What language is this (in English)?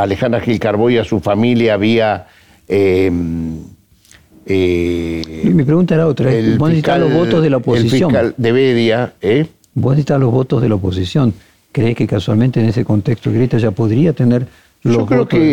Spanish